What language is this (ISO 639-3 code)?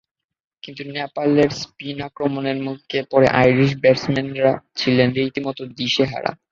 ben